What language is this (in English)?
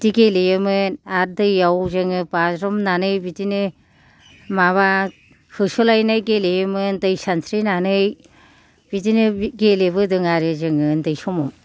Bodo